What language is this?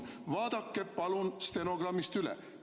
Estonian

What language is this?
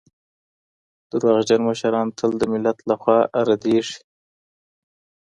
Pashto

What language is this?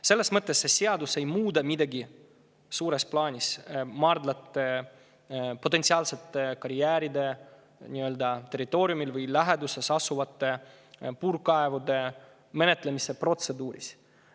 Estonian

